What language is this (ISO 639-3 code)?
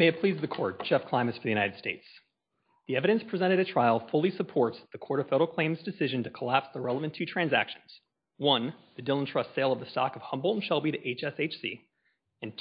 eng